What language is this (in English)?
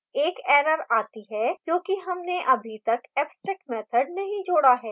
Hindi